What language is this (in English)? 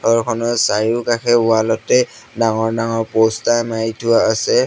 Assamese